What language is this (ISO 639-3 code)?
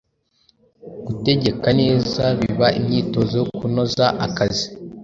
kin